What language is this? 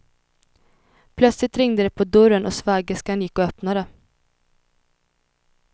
Swedish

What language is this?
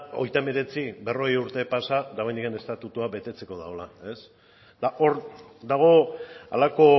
Basque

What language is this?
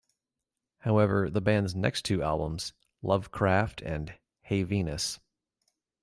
English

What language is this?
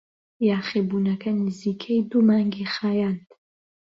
Central Kurdish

